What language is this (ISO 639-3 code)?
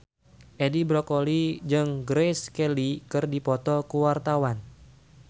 sun